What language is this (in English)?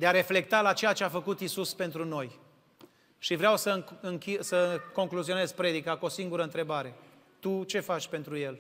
Romanian